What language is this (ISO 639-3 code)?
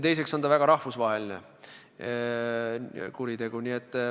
est